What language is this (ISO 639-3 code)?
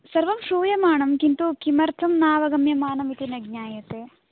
san